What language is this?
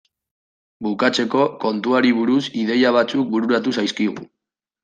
Basque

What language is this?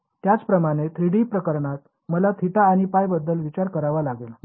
Marathi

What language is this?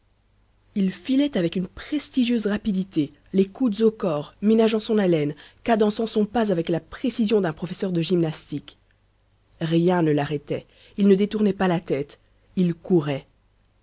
French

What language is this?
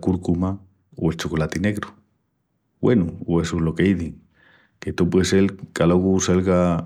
Extremaduran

